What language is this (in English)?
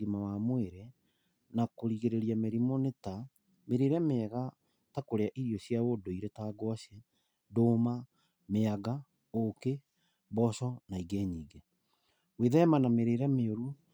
Kikuyu